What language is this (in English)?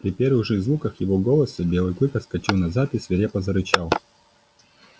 Russian